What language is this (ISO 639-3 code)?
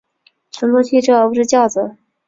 zho